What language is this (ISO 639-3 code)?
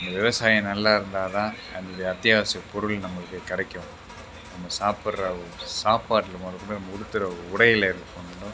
tam